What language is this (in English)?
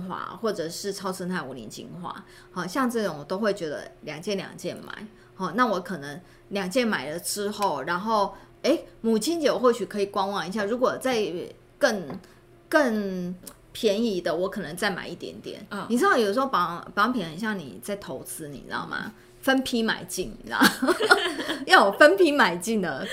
Chinese